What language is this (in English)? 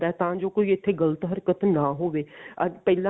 Punjabi